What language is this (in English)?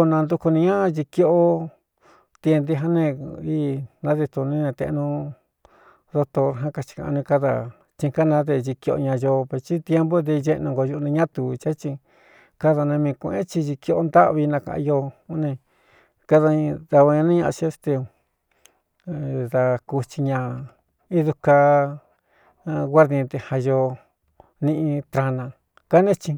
Cuyamecalco Mixtec